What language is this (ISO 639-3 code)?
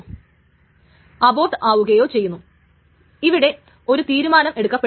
mal